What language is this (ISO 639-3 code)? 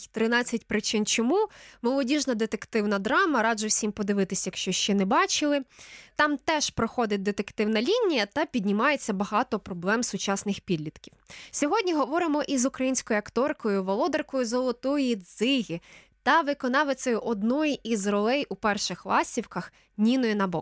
ukr